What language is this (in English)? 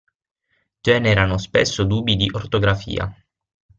Italian